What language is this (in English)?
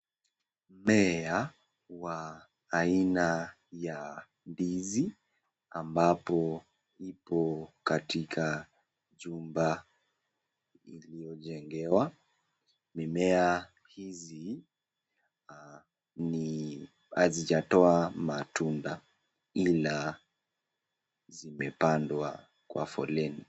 Swahili